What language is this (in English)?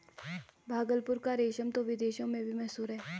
Hindi